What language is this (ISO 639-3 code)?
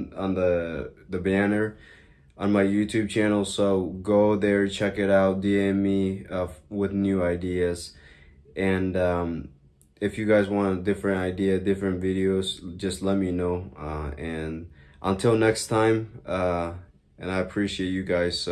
eng